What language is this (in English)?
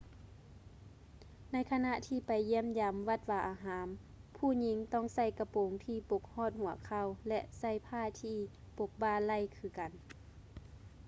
Lao